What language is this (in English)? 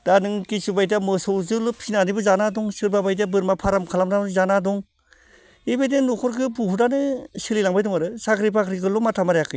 Bodo